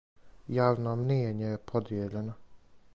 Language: Serbian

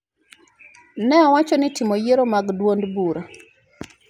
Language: Luo (Kenya and Tanzania)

